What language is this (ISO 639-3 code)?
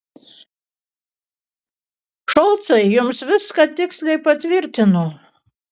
lit